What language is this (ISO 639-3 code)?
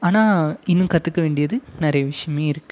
tam